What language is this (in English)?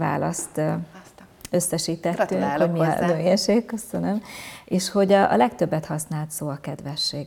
Hungarian